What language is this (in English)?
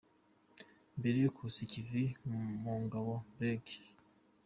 Kinyarwanda